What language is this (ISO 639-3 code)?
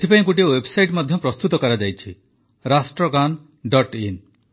ori